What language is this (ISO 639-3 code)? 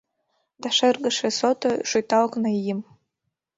chm